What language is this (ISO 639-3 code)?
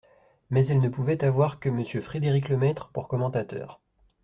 fra